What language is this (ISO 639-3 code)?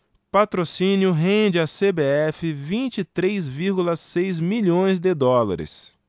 por